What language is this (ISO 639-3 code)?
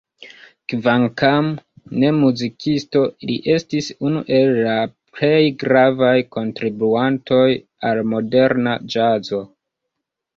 epo